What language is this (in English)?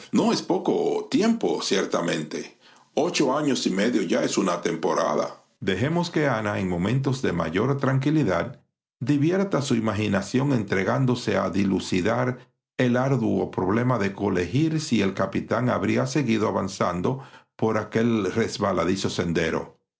Spanish